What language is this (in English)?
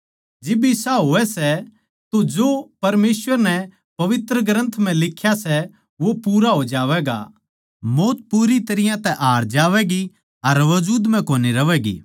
Haryanvi